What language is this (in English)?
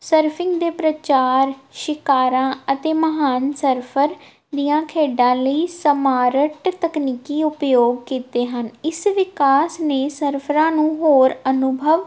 Punjabi